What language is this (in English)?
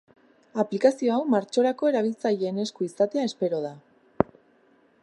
Basque